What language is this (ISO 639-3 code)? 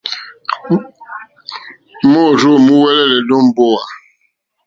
bri